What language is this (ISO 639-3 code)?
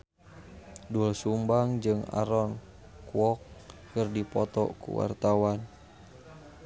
sun